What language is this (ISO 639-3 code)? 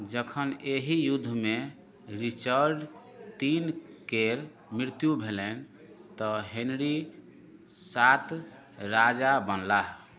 mai